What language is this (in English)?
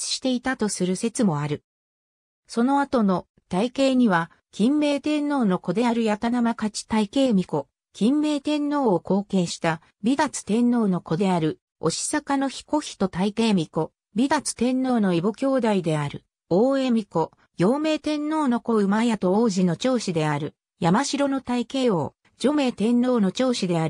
Japanese